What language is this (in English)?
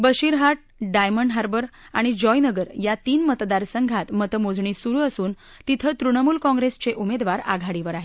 Marathi